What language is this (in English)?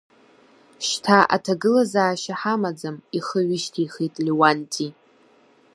Abkhazian